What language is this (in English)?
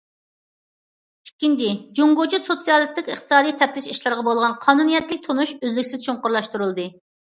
Uyghur